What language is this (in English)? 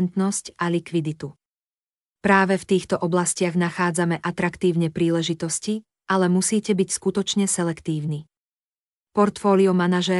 Slovak